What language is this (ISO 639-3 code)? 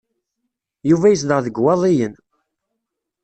kab